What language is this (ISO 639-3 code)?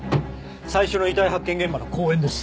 jpn